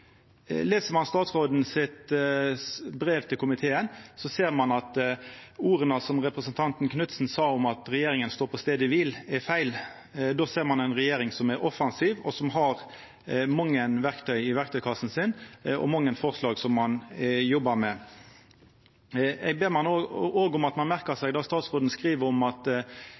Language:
Norwegian Nynorsk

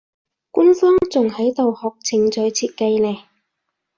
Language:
Cantonese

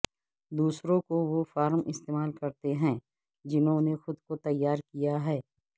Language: Urdu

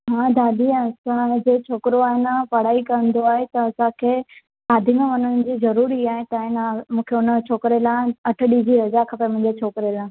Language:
Sindhi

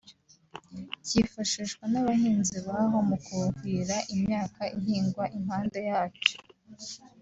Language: Kinyarwanda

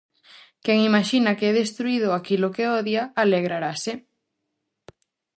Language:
Galician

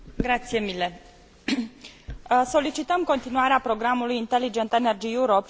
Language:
Romanian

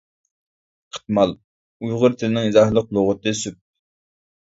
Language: Uyghur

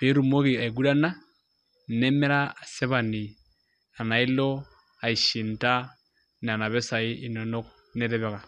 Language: Masai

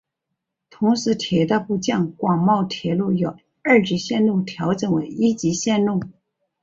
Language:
Chinese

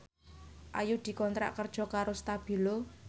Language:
Javanese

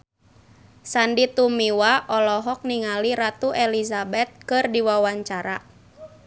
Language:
Sundanese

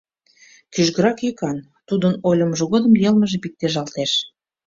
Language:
Mari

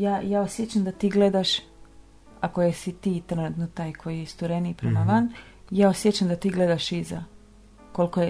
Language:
Croatian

